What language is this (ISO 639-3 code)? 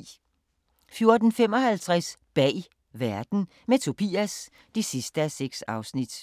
dan